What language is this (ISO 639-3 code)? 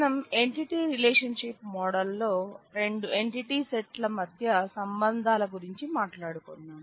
tel